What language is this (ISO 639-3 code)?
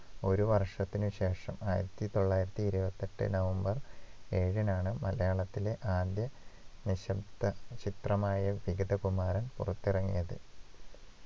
mal